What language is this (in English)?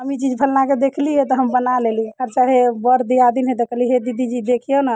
Maithili